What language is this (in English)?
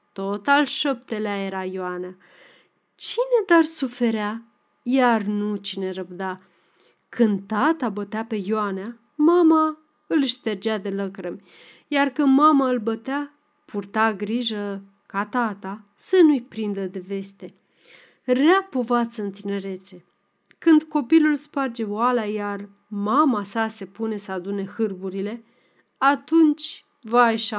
Romanian